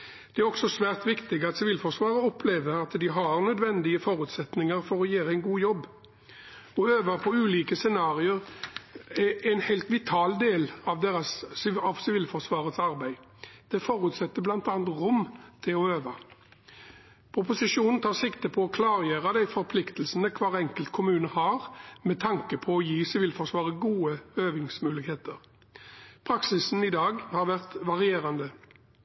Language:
Norwegian Bokmål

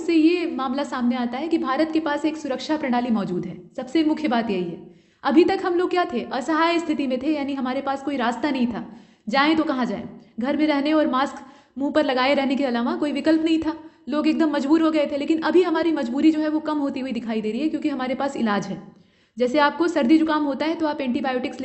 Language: Hindi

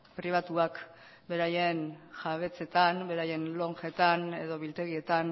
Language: Basque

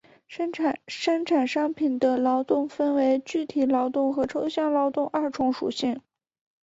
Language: Chinese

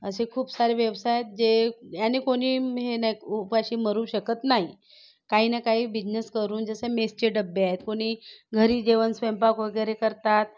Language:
Marathi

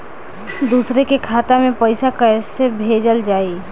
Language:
Bhojpuri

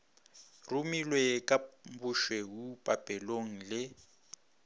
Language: Northern Sotho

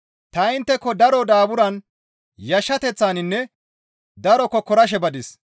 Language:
Gamo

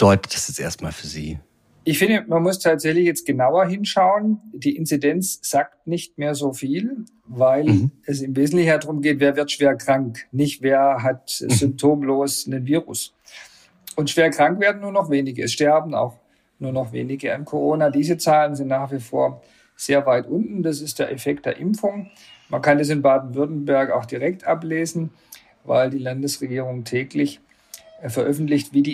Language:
German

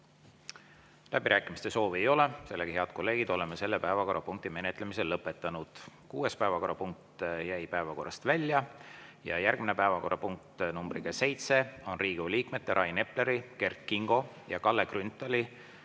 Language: Estonian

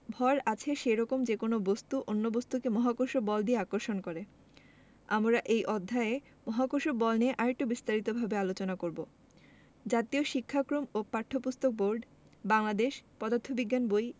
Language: Bangla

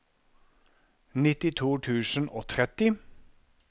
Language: Norwegian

